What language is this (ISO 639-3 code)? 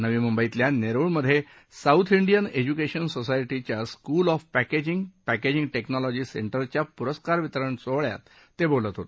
mar